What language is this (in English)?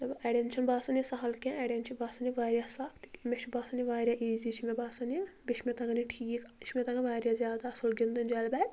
Kashmiri